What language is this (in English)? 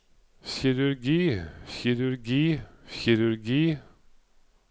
Norwegian